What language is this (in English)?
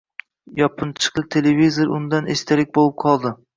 Uzbek